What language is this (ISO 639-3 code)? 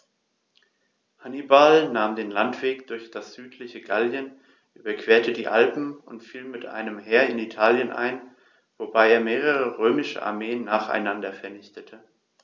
deu